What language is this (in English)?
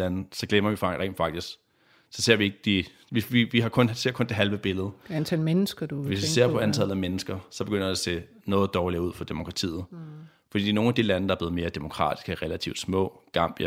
Danish